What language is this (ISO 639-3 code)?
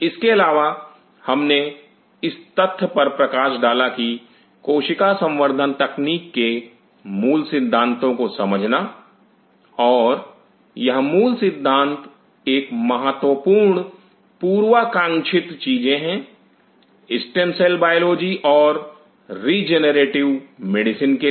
hin